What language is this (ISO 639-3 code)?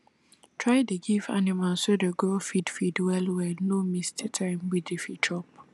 pcm